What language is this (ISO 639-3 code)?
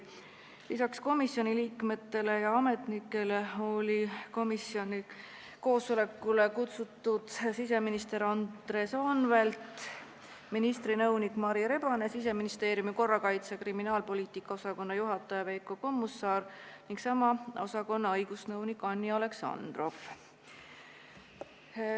est